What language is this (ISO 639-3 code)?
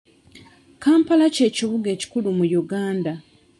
lug